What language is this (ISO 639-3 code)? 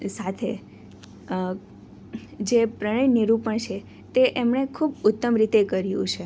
guj